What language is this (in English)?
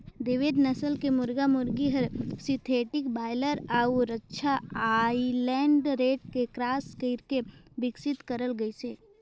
Chhattisgarhi